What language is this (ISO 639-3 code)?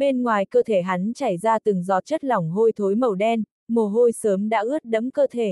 vie